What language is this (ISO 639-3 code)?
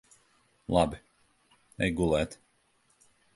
lav